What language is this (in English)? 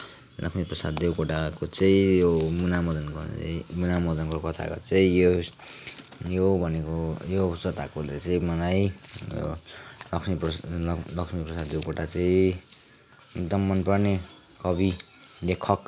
Nepali